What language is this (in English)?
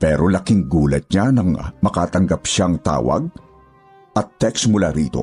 Filipino